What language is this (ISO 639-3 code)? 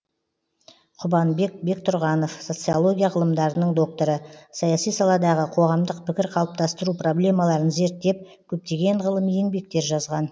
kaz